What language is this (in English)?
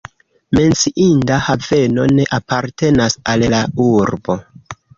Esperanto